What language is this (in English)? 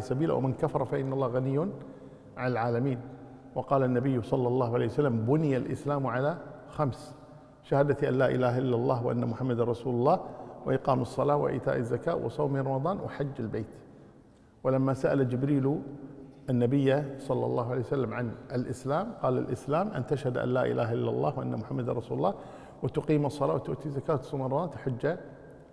Arabic